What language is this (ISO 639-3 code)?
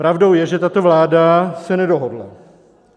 ces